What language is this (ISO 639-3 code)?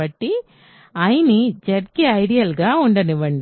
tel